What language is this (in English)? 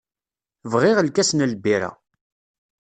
Kabyle